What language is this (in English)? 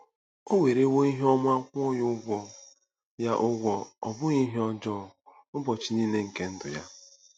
Igbo